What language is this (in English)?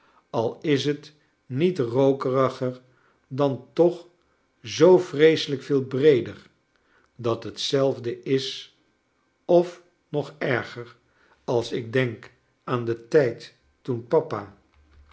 Dutch